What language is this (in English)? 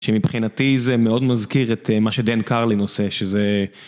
Hebrew